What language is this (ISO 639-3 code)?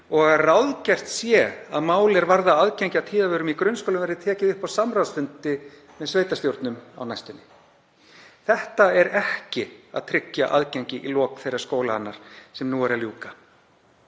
isl